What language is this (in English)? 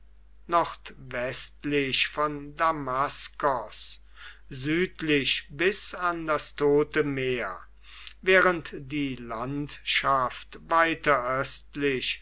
German